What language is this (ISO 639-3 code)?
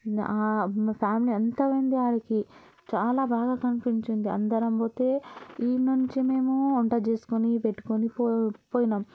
tel